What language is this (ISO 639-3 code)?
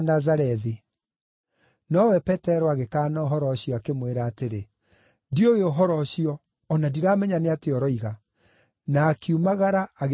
kik